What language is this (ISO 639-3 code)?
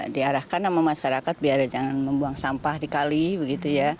ind